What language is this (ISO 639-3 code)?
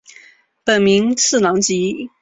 zho